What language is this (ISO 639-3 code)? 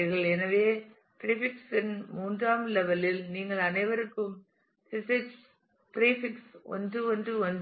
tam